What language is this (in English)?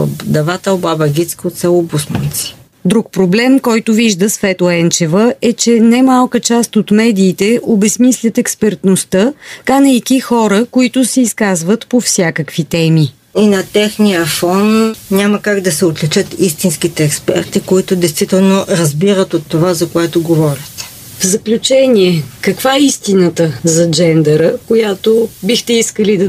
Bulgarian